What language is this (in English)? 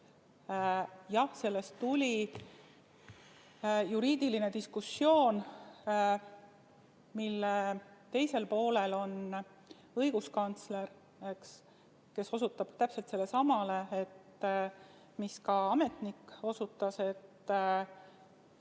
Estonian